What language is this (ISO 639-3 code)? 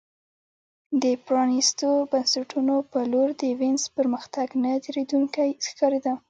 pus